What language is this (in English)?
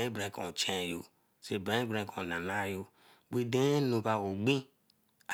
Eleme